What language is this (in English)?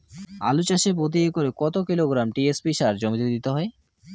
Bangla